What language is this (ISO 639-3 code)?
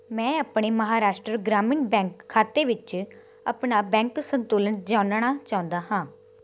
pan